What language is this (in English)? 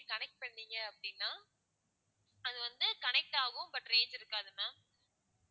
Tamil